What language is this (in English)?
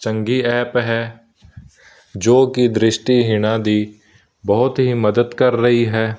Punjabi